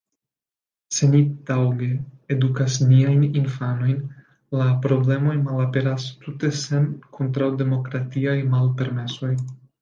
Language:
Esperanto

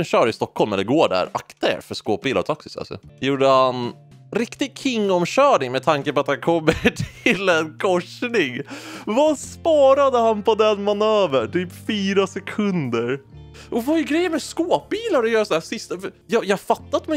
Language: Swedish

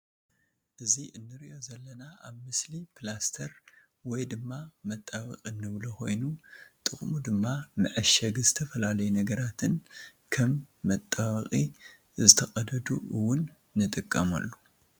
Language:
Tigrinya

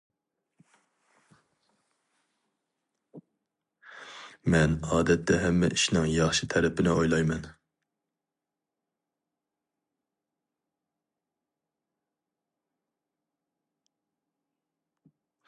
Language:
Uyghur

